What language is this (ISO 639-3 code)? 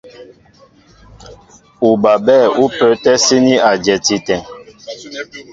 mbo